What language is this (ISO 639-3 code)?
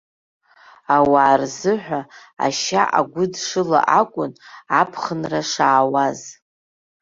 abk